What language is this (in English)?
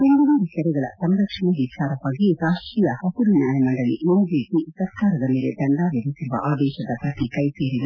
Kannada